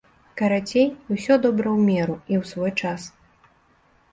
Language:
Belarusian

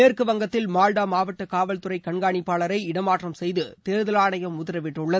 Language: Tamil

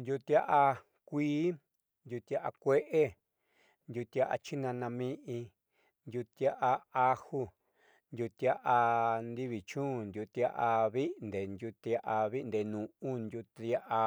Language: Southeastern Nochixtlán Mixtec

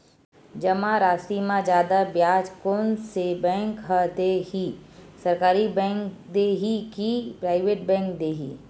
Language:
Chhattisgarhi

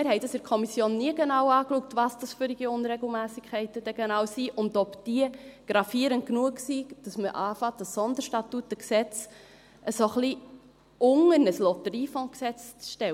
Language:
Swiss German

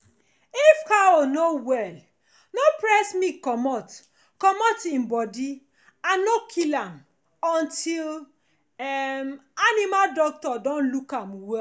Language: Nigerian Pidgin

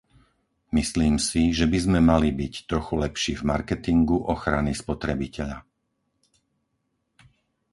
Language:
Slovak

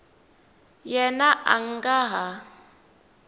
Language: Tsonga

